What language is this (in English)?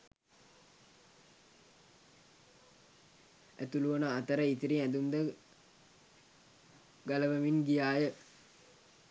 Sinhala